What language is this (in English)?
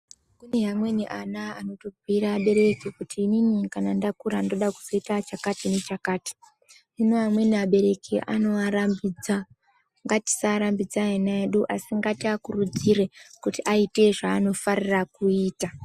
Ndau